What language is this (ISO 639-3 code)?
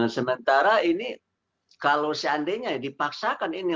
ind